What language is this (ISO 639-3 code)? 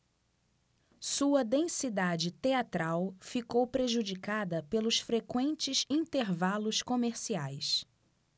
por